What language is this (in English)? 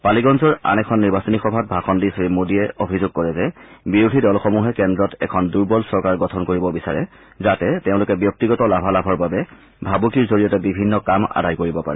Assamese